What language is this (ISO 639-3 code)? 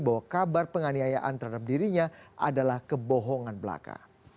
ind